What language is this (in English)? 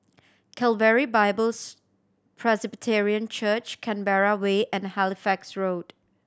English